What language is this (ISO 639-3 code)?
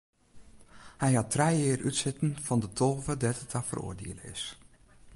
fry